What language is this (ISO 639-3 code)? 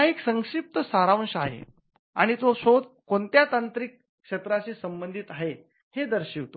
mar